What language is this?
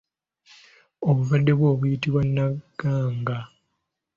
Ganda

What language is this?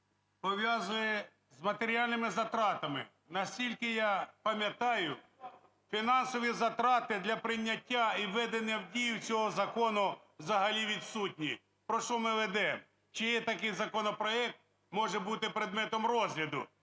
Ukrainian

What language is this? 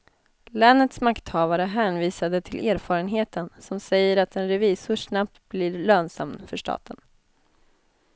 Swedish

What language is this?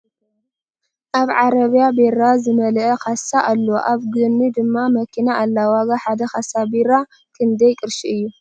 Tigrinya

